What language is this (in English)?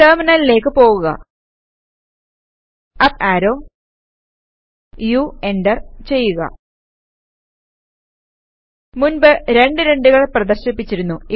Malayalam